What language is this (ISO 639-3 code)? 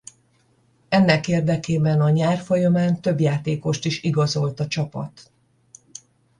hun